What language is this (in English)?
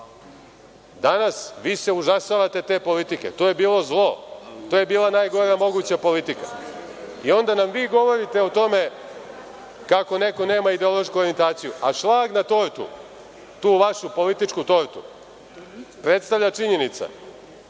Serbian